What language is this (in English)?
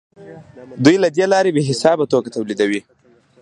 Pashto